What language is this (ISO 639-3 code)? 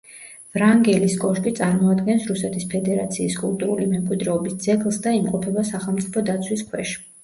kat